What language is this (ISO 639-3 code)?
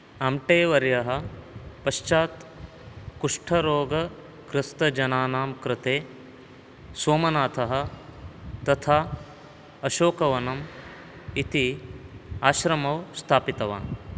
san